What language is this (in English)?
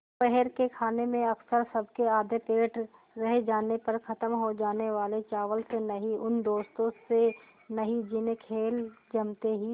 Hindi